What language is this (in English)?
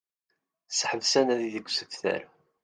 Kabyle